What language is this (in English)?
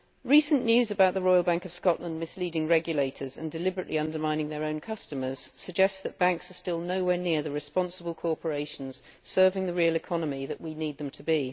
English